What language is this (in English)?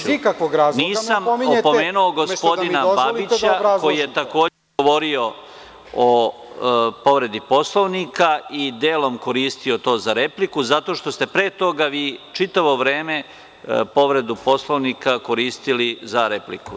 Serbian